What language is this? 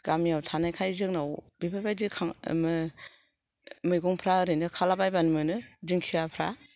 Bodo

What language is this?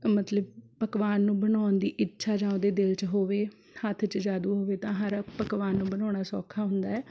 Punjabi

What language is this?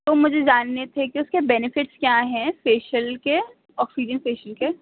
Urdu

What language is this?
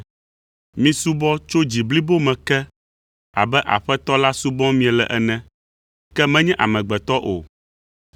Ewe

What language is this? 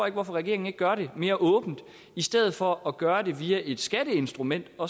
Danish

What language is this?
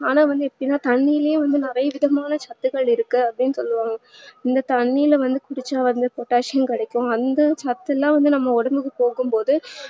Tamil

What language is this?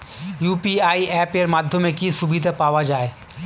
Bangla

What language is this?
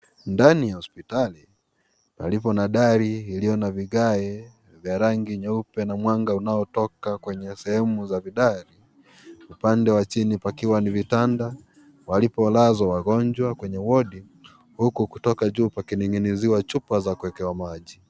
Swahili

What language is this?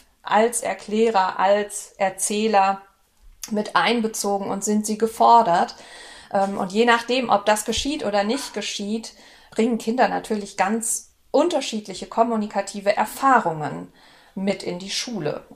German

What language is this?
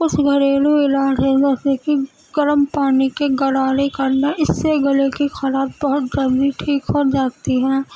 Urdu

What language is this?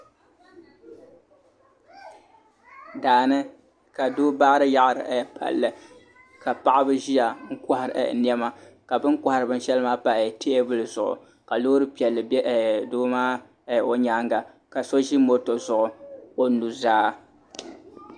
Dagbani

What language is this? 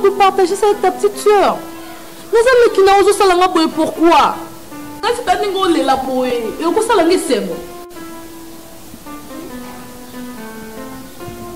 French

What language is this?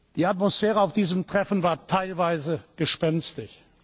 German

